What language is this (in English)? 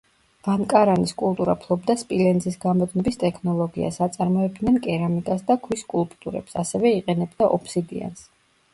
Georgian